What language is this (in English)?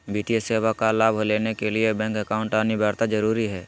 Magahi